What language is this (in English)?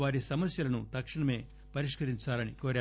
Telugu